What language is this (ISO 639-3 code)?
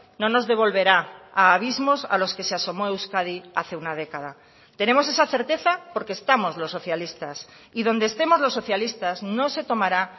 spa